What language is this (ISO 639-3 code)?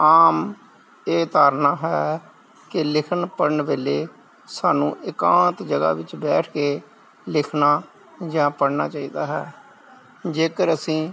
pan